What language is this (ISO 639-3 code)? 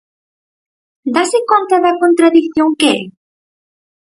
glg